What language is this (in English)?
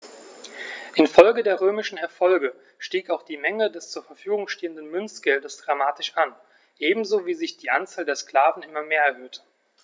German